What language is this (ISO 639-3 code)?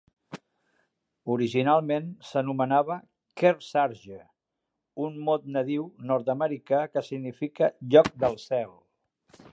cat